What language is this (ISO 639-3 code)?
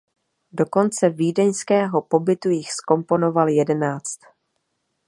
ces